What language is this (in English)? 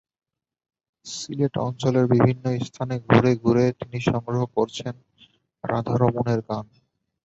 Bangla